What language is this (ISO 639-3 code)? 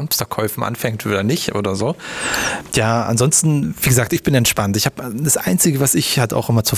deu